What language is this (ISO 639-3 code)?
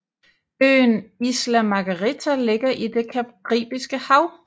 dan